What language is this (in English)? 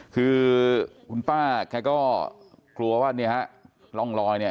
Thai